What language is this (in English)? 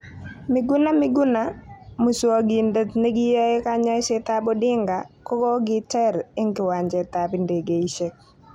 Kalenjin